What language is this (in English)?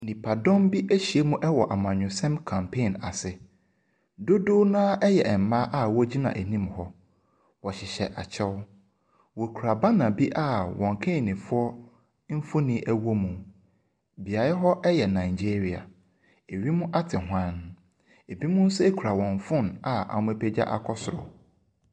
Akan